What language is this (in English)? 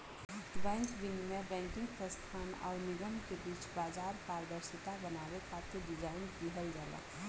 Bhojpuri